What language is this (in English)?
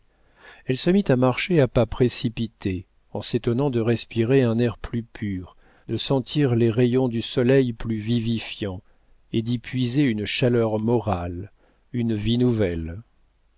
French